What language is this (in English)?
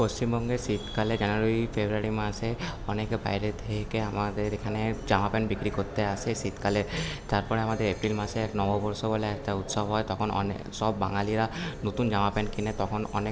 Bangla